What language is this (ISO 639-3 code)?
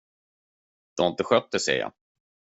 swe